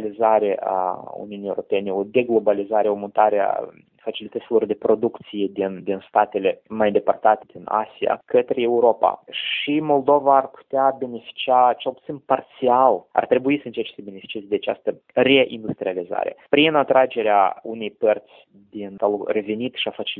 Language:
Romanian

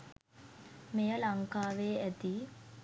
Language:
Sinhala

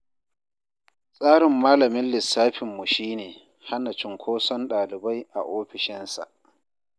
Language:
Hausa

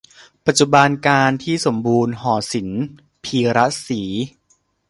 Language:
Thai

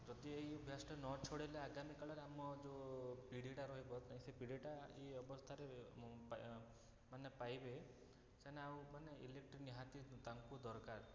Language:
Odia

